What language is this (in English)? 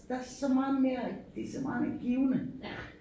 Danish